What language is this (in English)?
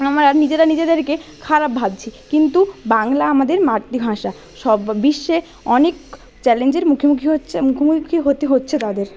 Bangla